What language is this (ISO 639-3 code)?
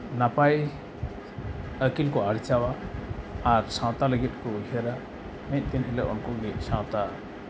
sat